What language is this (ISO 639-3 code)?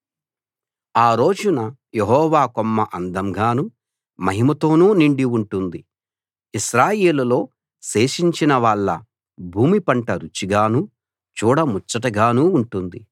tel